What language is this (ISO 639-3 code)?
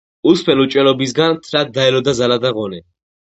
kat